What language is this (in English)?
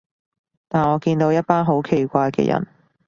Cantonese